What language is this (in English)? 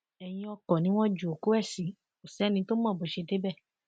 Yoruba